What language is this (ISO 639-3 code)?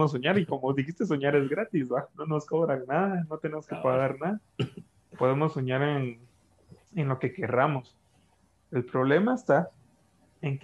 spa